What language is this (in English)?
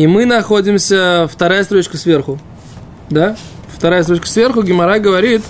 Russian